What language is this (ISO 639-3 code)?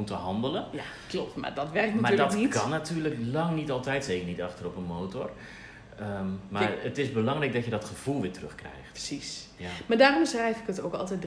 nld